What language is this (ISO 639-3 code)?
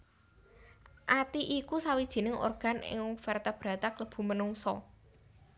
jav